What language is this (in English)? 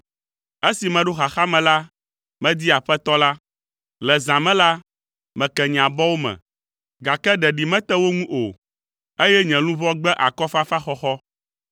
Ewe